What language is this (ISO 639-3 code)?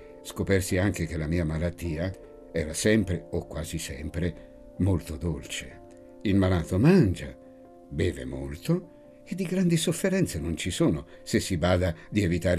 ita